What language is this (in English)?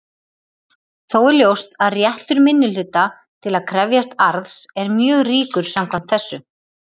Icelandic